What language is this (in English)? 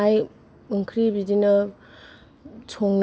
Bodo